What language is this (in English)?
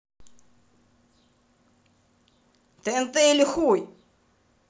Russian